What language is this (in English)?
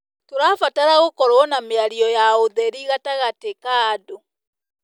Kikuyu